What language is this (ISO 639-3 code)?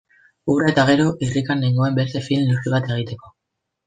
eus